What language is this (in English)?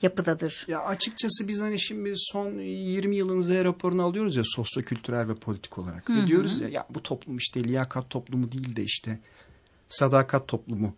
Turkish